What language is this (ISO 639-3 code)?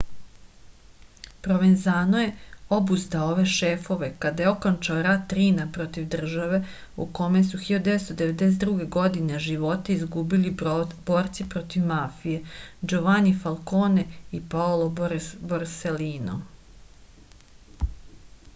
srp